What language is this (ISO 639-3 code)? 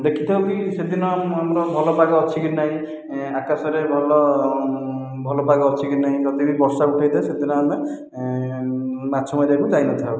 ori